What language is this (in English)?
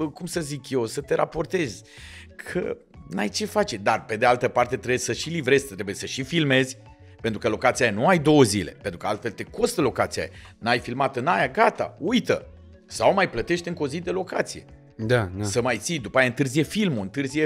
Romanian